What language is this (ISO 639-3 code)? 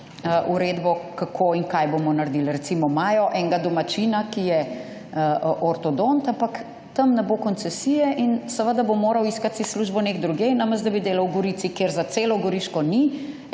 slv